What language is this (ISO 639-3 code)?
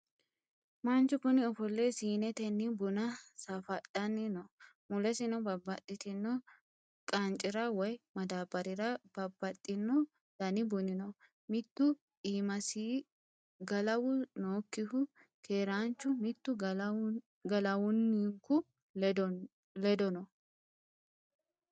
sid